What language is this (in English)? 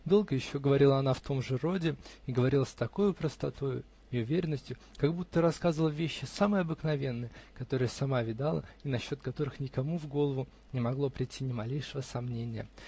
Russian